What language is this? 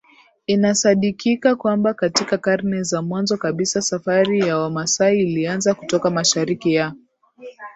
Swahili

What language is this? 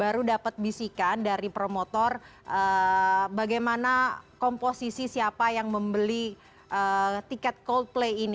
Indonesian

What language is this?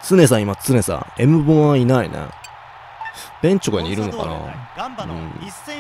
Japanese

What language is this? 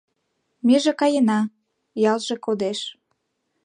Mari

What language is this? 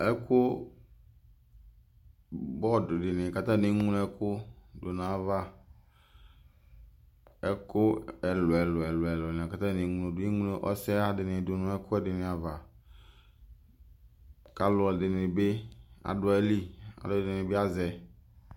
Ikposo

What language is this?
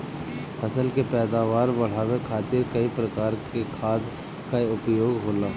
Bhojpuri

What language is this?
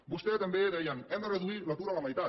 Catalan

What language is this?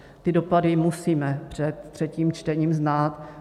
Czech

